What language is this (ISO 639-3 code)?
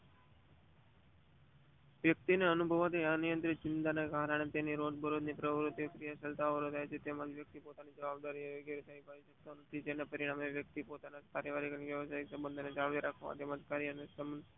guj